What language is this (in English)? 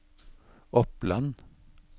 Norwegian